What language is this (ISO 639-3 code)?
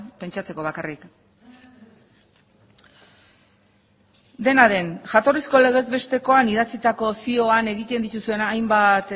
eus